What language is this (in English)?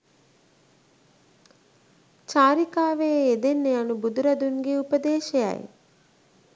Sinhala